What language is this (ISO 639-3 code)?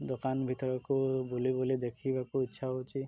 ori